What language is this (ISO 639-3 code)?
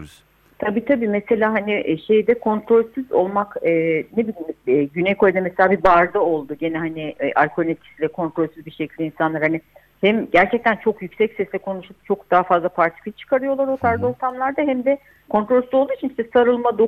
tur